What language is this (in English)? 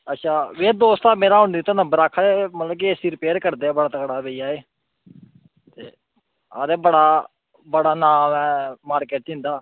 Dogri